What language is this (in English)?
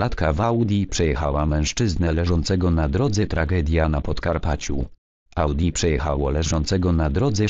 Polish